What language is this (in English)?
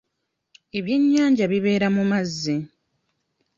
Ganda